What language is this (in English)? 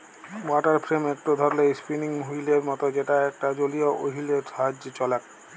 Bangla